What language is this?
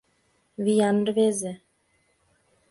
Mari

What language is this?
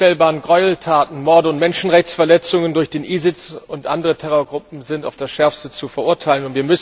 German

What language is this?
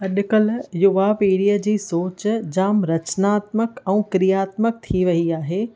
Sindhi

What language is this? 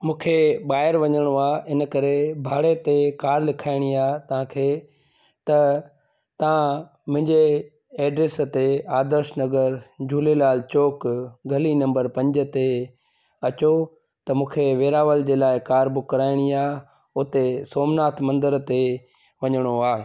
Sindhi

